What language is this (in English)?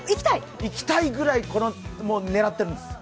Japanese